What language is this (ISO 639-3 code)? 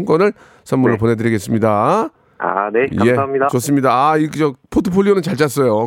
kor